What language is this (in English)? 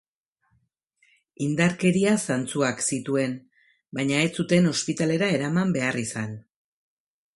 Basque